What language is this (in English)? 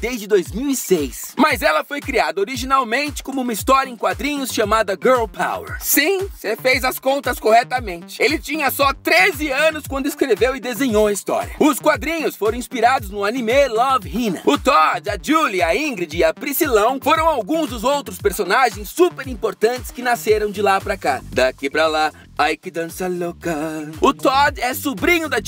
Portuguese